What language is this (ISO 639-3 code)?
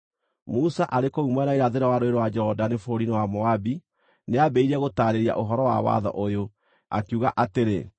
kik